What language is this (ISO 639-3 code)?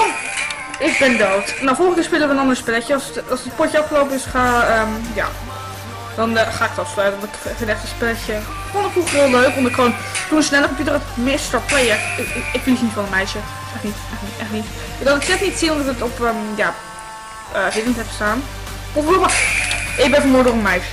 nld